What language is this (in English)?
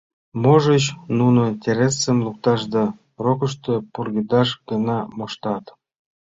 Mari